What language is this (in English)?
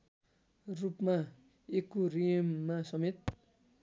Nepali